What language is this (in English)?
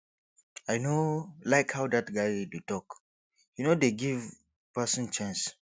Nigerian Pidgin